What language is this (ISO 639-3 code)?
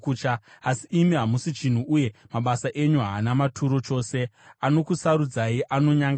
sna